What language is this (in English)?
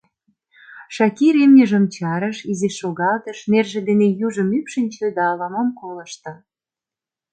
Mari